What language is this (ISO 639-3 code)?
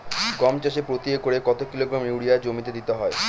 ben